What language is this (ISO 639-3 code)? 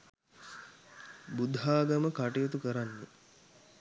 sin